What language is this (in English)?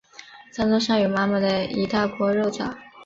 Chinese